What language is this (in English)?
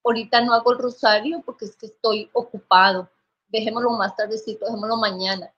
Spanish